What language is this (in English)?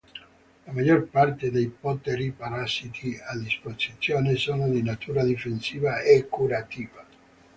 Italian